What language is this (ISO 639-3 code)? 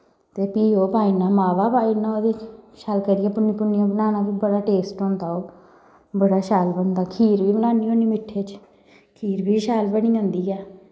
doi